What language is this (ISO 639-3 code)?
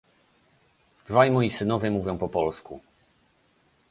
pol